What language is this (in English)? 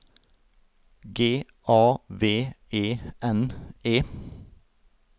Norwegian